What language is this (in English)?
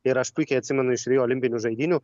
Lithuanian